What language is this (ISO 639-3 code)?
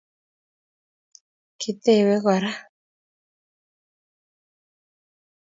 kln